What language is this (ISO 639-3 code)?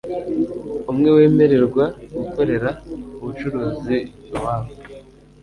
kin